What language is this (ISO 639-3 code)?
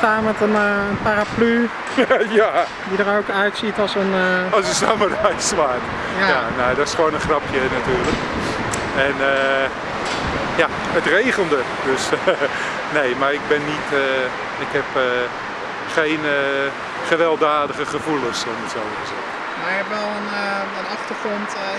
nld